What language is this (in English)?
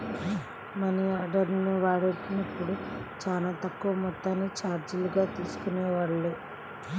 Telugu